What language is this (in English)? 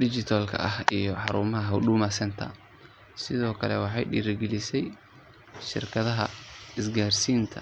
Somali